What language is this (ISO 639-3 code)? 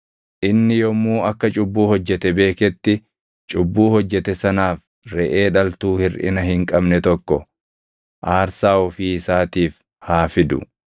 orm